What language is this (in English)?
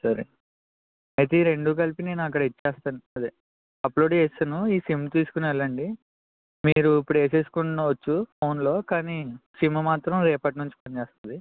Telugu